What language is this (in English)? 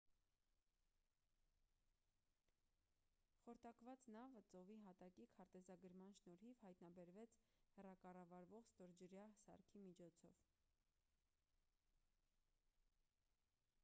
Armenian